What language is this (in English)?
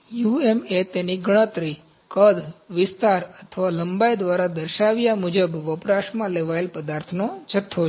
Gujarati